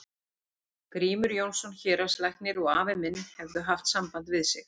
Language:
Icelandic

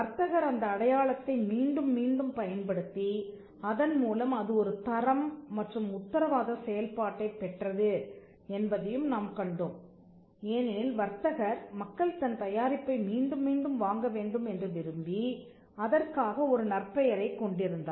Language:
Tamil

